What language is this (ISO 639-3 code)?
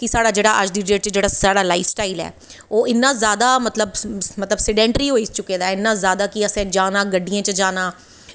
doi